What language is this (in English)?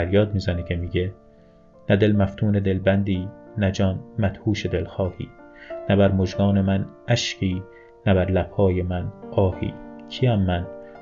Persian